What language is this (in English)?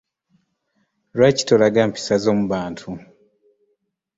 Ganda